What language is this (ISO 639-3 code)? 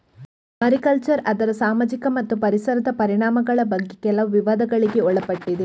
kan